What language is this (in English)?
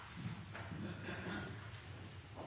Norwegian Nynorsk